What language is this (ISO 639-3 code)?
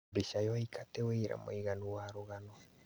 kik